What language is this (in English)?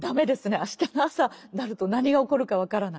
Japanese